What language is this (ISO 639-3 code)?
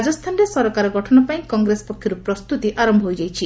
ori